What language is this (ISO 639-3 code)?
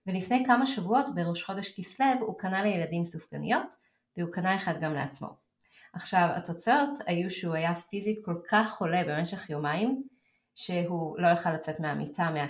heb